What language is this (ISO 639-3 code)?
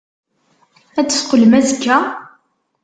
kab